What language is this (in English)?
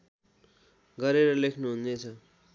Nepali